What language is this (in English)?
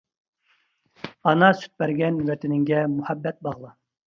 Uyghur